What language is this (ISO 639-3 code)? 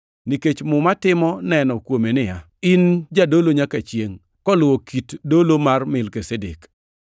luo